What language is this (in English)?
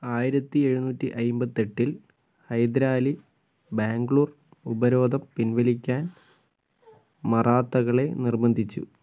Malayalam